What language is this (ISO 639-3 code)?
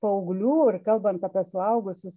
lit